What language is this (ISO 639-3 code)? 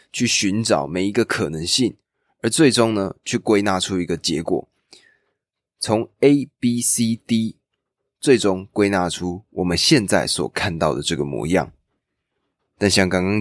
zho